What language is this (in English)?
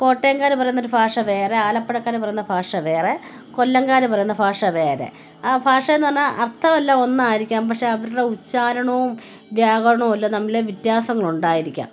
Malayalam